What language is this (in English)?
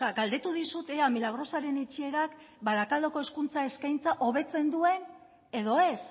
Basque